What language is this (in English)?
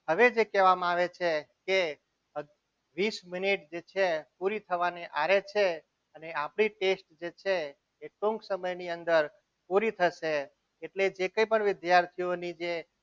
Gujarati